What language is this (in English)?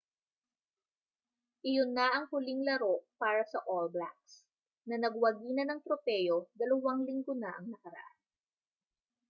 Filipino